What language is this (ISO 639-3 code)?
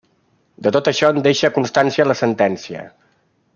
cat